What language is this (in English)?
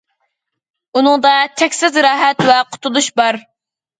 Uyghur